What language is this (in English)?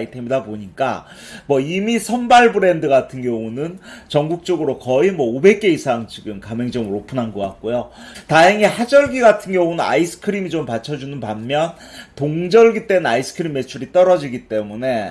Korean